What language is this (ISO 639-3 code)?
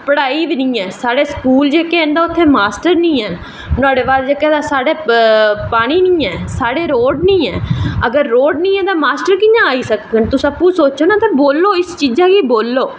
doi